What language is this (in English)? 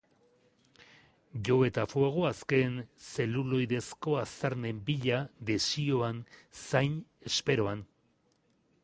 Basque